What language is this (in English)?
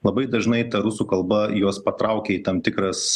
Lithuanian